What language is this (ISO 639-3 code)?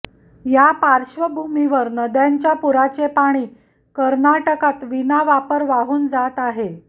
mar